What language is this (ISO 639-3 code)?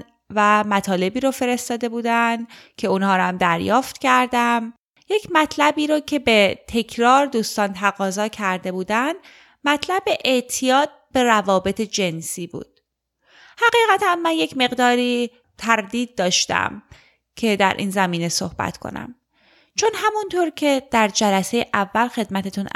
fas